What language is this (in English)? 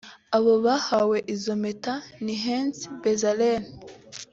Kinyarwanda